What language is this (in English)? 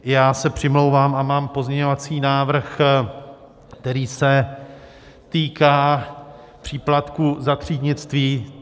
Czech